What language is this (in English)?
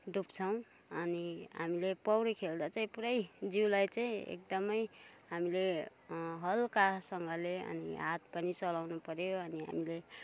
Nepali